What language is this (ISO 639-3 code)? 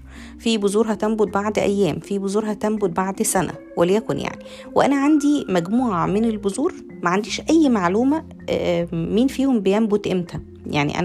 ara